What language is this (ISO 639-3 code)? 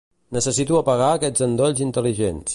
cat